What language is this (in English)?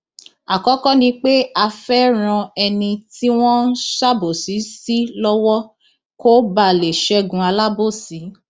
Yoruba